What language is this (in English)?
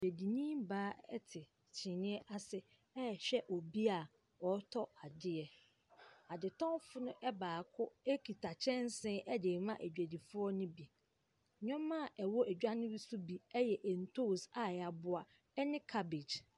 Akan